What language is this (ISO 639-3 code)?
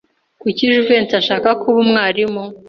kin